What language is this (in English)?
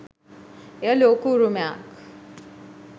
Sinhala